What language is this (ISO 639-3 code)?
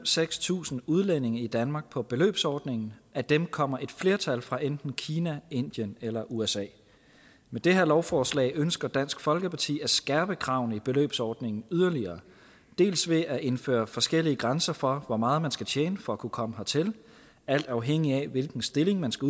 dan